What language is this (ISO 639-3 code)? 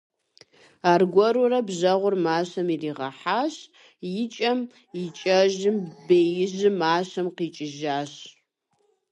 kbd